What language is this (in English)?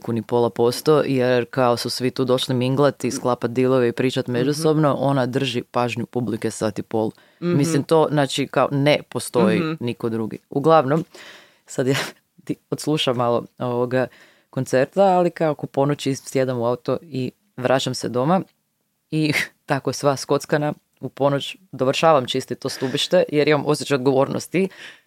Croatian